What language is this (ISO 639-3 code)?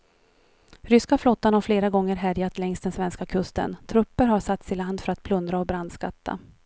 swe